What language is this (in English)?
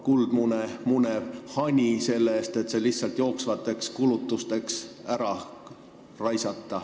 Estonian